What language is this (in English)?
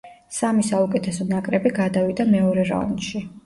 Georgian